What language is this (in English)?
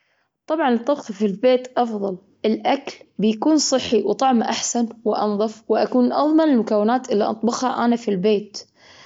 Gulf Arabic